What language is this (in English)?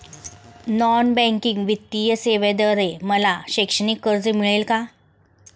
Marathi